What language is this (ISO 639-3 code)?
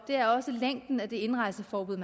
dan